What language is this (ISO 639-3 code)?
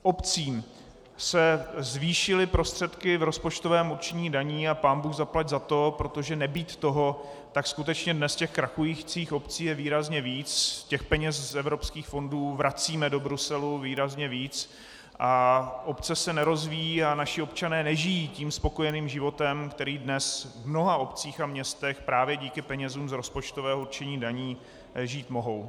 ces